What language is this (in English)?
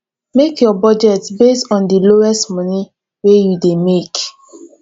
Nigerian Pidgin